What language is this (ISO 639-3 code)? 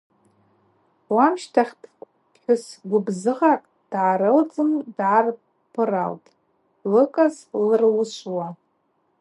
abq